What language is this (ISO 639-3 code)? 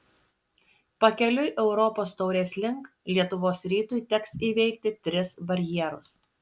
lit